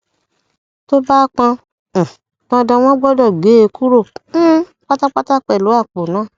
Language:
Yoruba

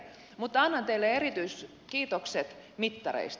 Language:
Finnish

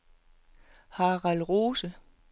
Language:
Danish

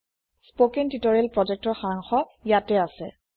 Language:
Assamese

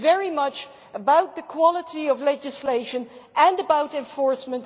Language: English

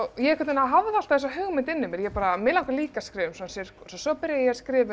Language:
Icelandic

